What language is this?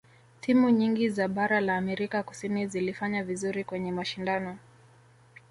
Swahili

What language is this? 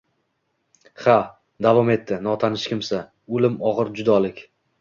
Uzbek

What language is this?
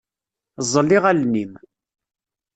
Kabyle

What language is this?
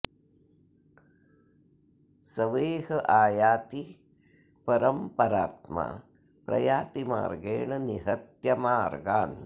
Sanskrit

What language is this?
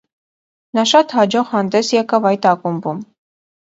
Armenian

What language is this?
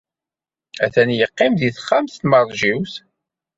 Kabyle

